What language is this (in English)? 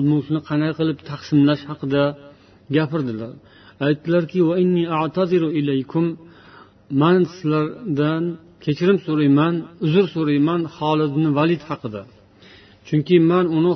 Bulgarian